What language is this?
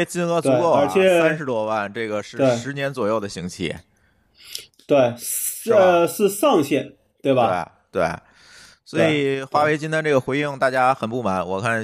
Chinese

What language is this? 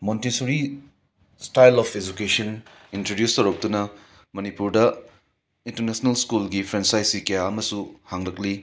Manipuri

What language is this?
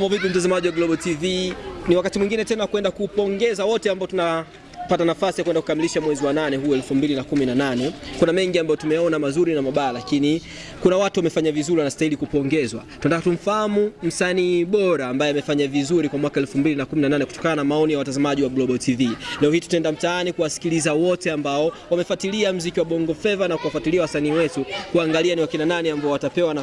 Swahili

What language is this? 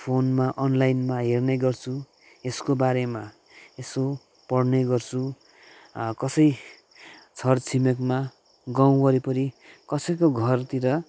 Nepali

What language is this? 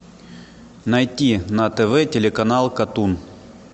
Russian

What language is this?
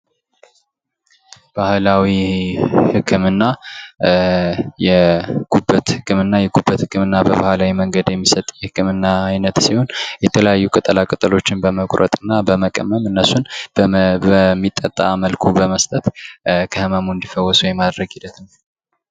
Amharic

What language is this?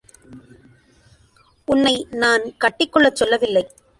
Tamil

